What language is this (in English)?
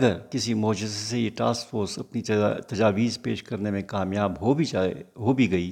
Urdu